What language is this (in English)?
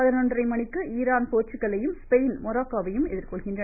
Tamil